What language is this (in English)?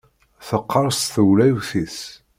Kabyle